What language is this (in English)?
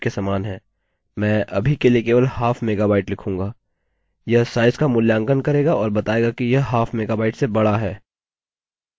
Hindi